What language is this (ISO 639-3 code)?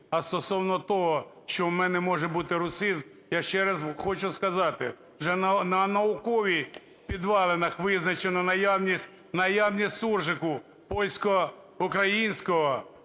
ukr